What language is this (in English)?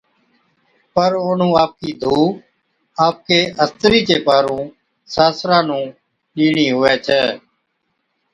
Od